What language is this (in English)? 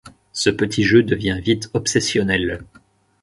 French